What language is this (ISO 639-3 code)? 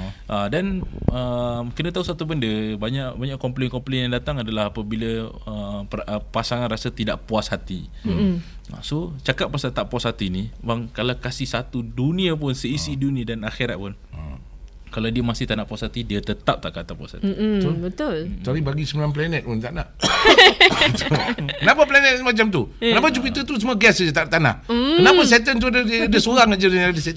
msa